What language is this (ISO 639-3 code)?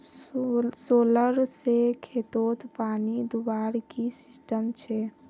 mag